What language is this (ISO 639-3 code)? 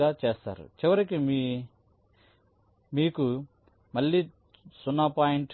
tel